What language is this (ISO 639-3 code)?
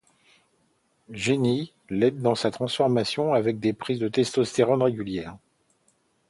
fra